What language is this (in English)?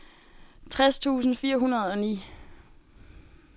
Danish